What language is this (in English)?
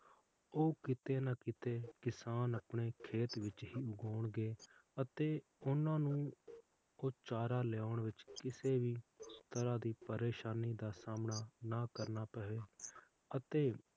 Punjabi